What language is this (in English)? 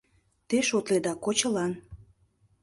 Mari